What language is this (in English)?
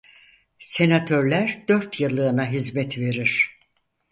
Turkish